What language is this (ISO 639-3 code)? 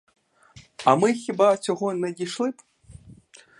ukr